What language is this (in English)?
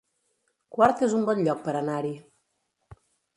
Catalan